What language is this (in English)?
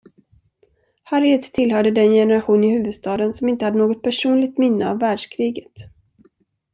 Swedish